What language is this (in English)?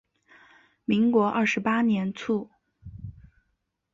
Chinese